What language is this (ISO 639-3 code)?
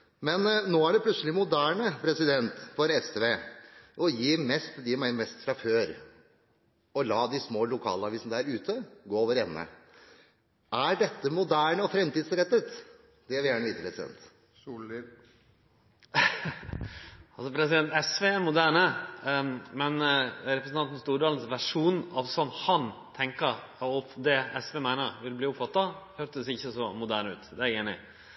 nor